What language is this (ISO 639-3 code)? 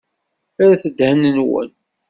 kab